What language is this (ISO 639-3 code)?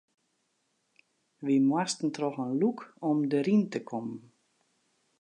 fry